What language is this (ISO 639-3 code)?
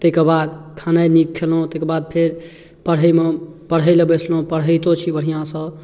mai